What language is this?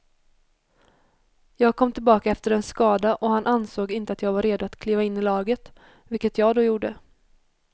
Swedish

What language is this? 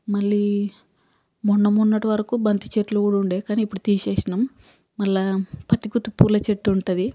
Telugu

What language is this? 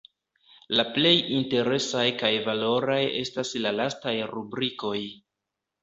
Esperanto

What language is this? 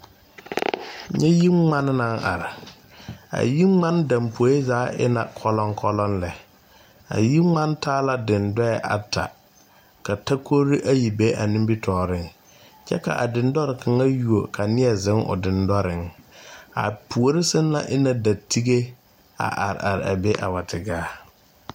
Southern Dagaare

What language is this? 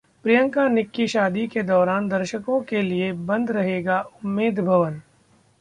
Hindi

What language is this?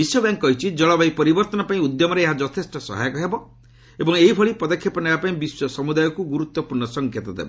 Odia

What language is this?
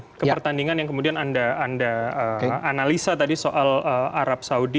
Indonesian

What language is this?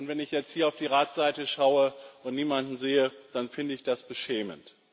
German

